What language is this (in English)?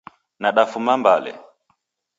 Taita